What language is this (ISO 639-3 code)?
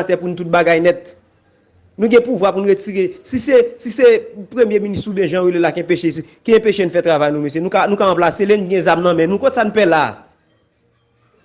fra